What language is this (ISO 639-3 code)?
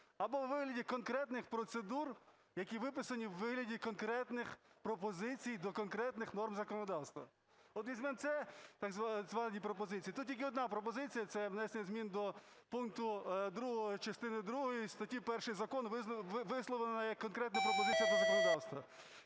ukr